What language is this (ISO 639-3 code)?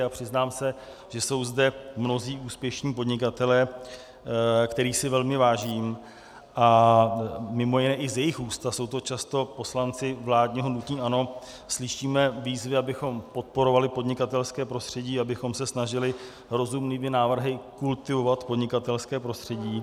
ces